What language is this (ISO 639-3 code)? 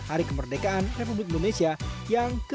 ind